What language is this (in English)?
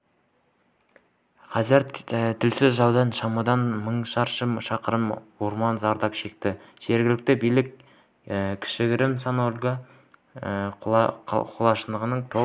Kazakh